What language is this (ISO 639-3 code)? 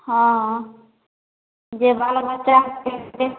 mai